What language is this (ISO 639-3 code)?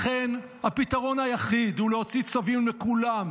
heb